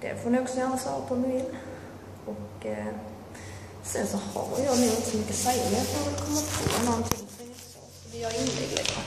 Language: Swedish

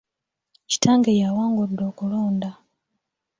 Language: Ganda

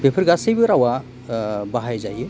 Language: Bodo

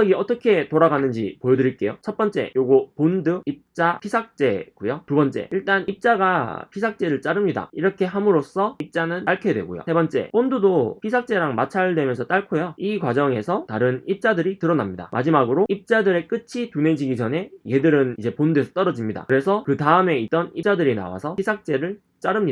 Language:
Korean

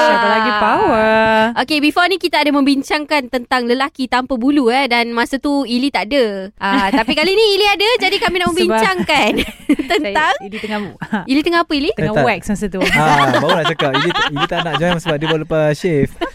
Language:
Malay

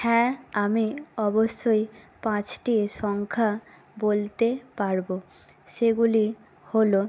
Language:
Bangla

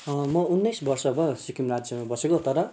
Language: Nepali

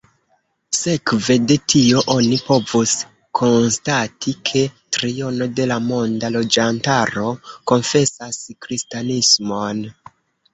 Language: Esperanto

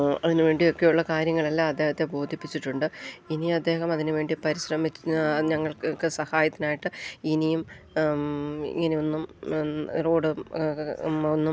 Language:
Malayalam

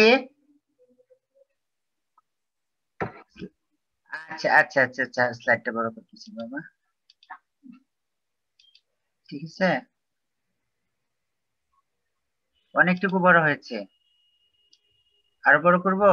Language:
Indonesian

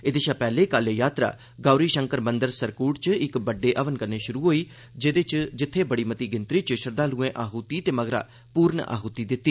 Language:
Dogri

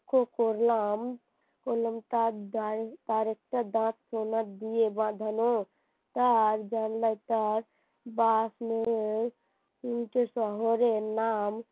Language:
Bangla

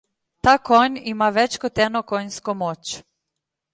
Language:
Slovenian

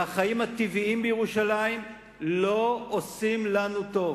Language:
Hebrew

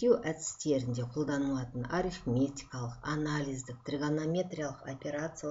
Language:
Russian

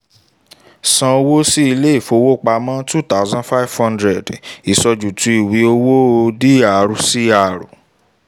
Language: Yoruba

